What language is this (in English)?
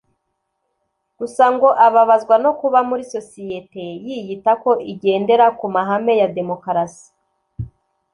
Kinyarwanda